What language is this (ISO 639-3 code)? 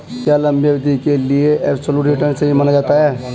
hin